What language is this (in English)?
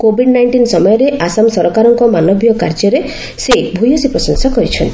Odia